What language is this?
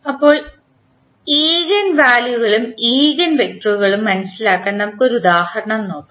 Malayalam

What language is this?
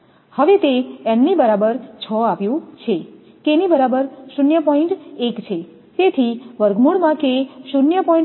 Gujarati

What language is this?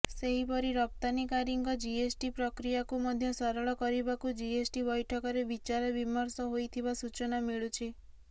Odia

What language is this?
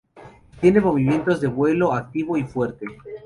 Spanish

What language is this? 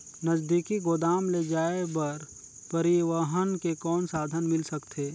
Chhattisgarhi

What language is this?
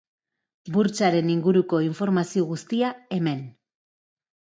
Basque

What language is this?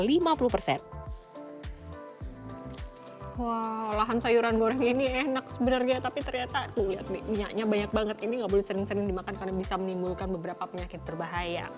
Indonesian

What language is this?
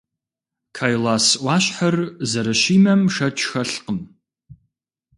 Kabardian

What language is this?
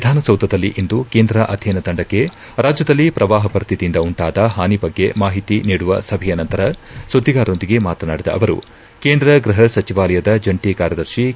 Kannada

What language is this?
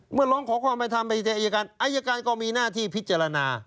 Thai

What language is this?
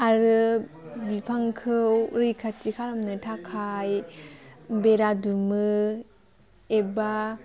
Bodo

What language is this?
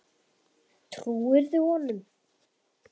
Icelandic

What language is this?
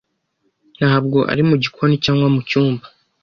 Kinyarwanda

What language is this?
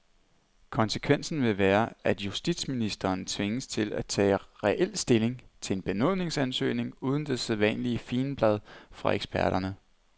Danish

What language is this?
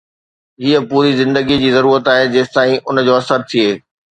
Sindhi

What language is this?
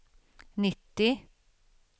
Swedish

